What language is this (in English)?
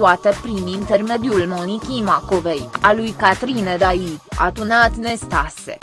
Romanian